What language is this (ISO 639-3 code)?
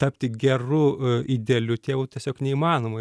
lit